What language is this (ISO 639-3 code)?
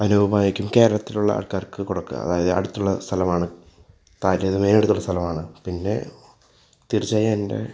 mal